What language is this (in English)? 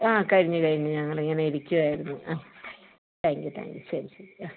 Malayalam